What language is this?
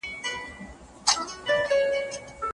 Pashto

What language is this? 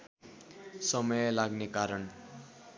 Nepali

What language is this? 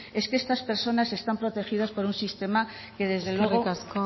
Spanish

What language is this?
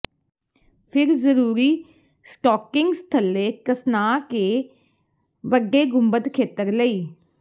Punjabi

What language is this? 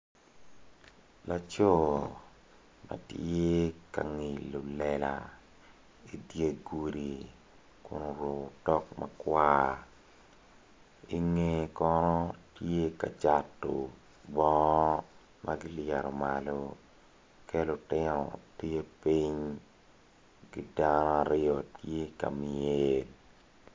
Acoli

